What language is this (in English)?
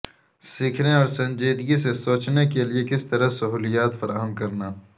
Urdu